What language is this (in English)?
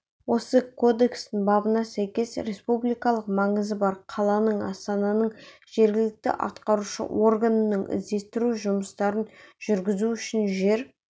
Kazakh